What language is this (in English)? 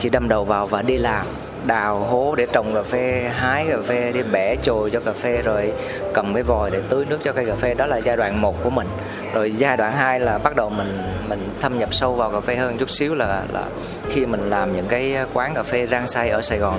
Vietnamese